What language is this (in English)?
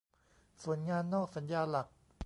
Thai